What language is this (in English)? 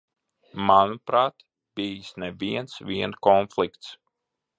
Latvian